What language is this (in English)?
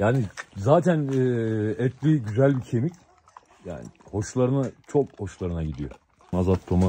Turkish